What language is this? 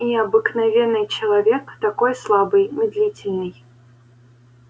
Russian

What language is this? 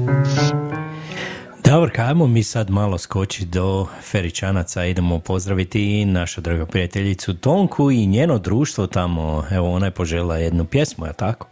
Croatian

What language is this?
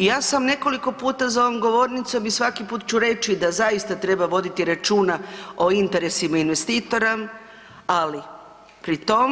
Croatian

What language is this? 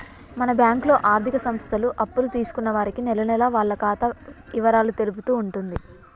Telugu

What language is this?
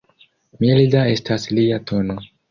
Esperanto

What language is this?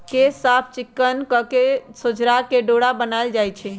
Magahi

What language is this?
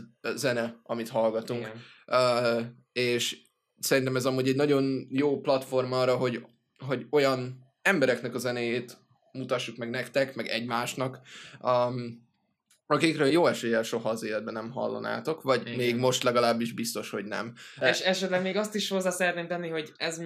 Hungarian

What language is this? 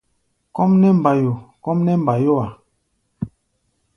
Gbaya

